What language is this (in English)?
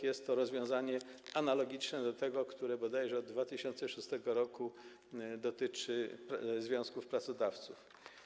Polish